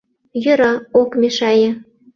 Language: Mari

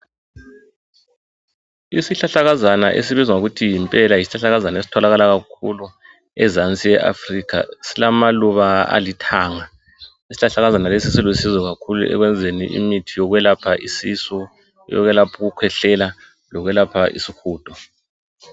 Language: North Ndebele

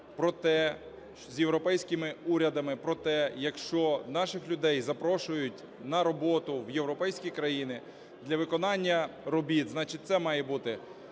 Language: Ukrainian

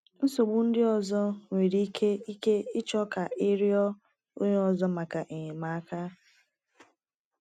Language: Igbo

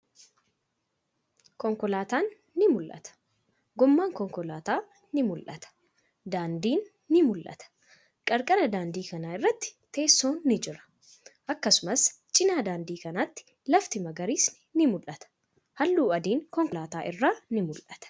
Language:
Oromo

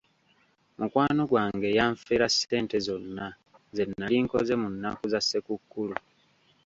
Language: Ganda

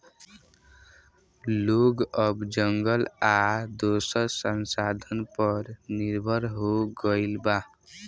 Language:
Bhojpuri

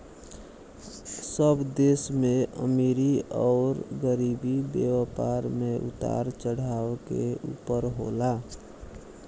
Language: Bhojpuri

